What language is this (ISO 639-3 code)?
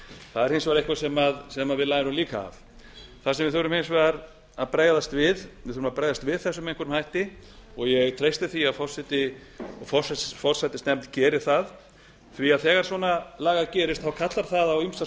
isl